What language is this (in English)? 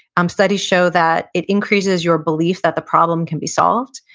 English